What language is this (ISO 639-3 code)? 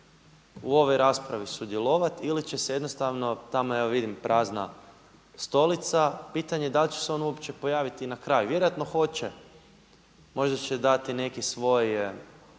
hrv